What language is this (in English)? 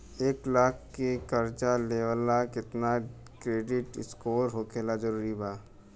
Bhojpuri